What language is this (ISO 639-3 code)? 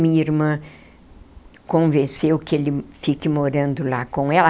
por